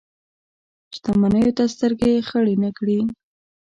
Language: Pashto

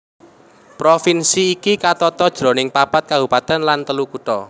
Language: Javanese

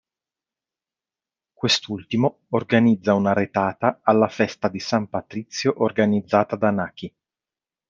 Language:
Italian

